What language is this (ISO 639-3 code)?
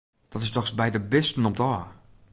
fry